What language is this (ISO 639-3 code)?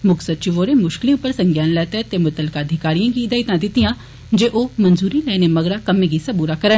doi